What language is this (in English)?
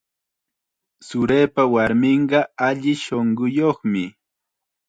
Chiquián Ancash Quechua